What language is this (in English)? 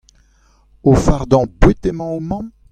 Breton